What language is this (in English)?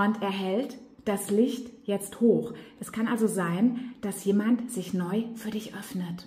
German